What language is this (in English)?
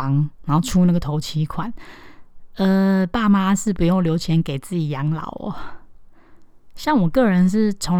Chinese